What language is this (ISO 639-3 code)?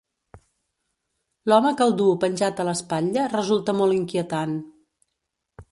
cat